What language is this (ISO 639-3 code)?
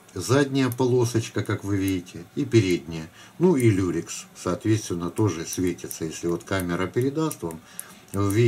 rus